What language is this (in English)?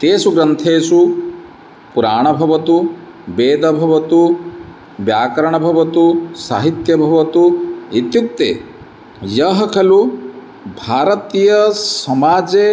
Sanskrit